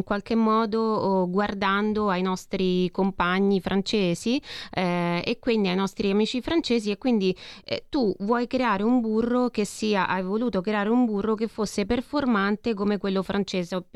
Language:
Italian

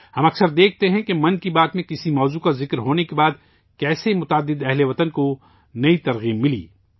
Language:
Urdu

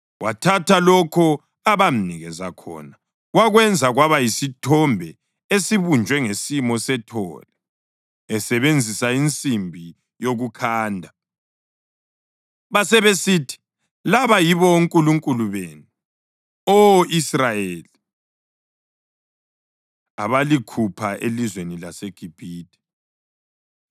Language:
North Ndebele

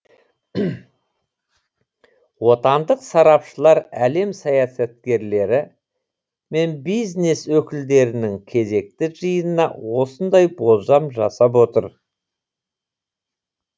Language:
Kazakh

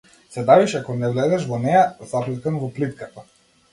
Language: Macedonian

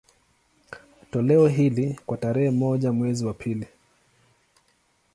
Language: Swahili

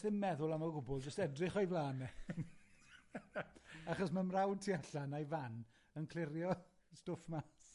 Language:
Welsh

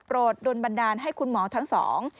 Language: Thai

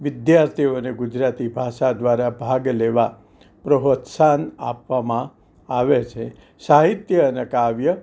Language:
Gujarati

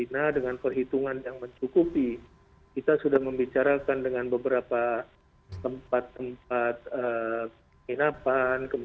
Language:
Indonesian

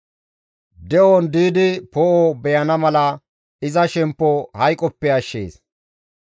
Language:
Gamo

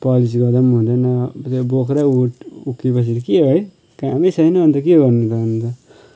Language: Nepali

